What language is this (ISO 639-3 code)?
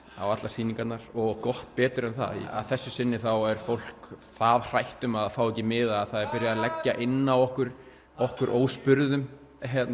isl